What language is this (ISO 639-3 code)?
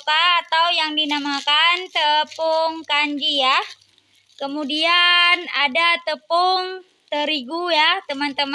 ind